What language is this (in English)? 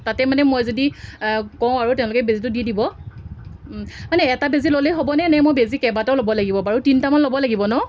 Assamese